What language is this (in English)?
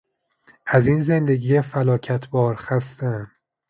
Persian